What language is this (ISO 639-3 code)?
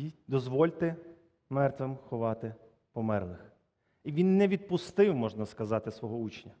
ukr